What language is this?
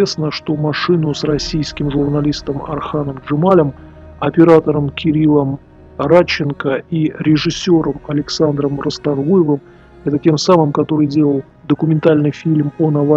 Russian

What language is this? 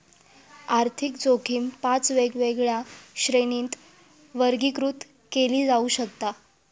Marathi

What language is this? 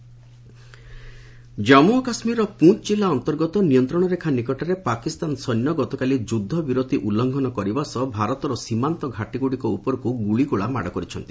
Odia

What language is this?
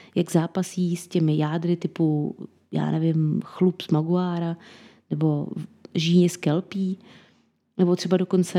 Czech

